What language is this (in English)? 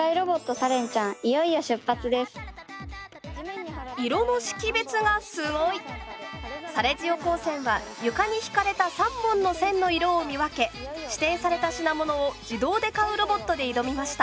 Japanese